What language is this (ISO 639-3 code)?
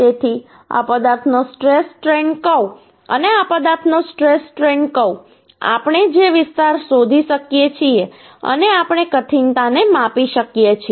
guj